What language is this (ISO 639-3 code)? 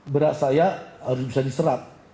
ind